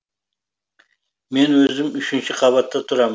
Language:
Kazakh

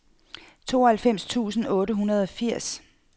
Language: Danish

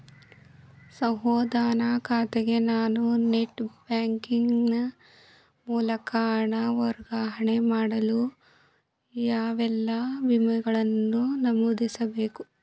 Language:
Kannada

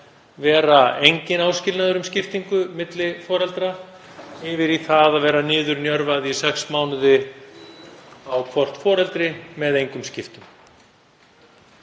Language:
Icelandic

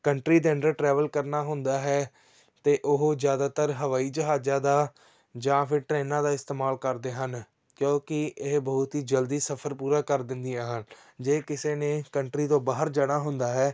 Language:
Punjabi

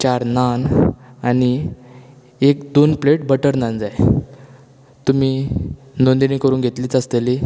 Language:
Konkani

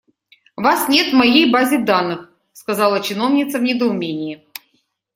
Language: Russian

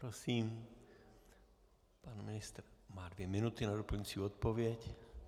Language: Czech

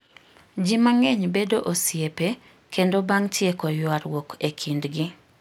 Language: Luo (Kenya and Tanzania)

